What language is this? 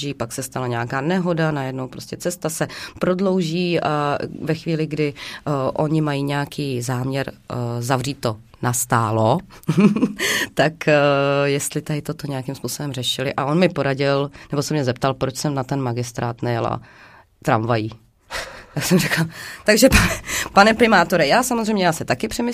Czech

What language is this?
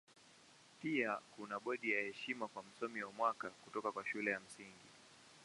Swahili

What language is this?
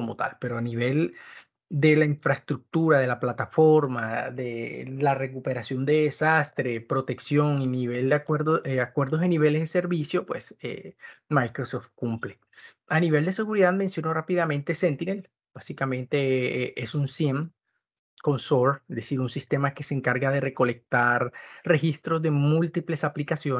Spanish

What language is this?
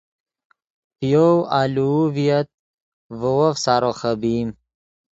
Yidgha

